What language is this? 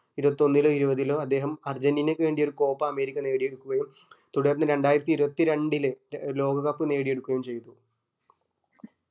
Malayalam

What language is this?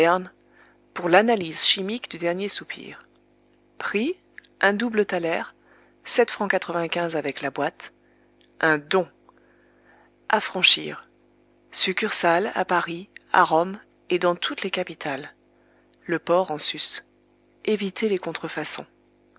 French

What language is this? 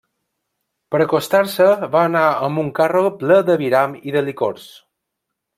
Catalan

